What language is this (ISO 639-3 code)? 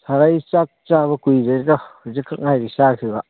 mni